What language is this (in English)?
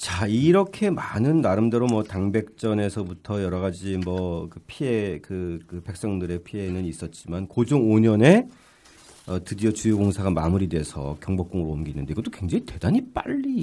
Korean